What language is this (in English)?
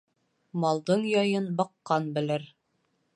Bashkir